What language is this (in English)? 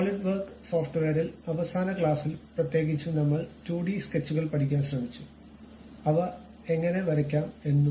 Malayalam